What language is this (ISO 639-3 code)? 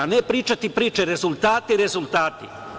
srp